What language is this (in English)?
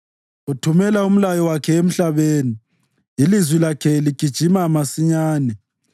North Ndebele